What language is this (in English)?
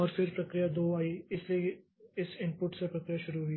Hindi